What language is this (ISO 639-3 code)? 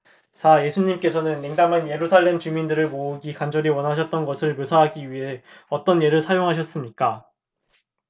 kor